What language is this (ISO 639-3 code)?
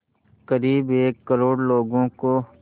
hin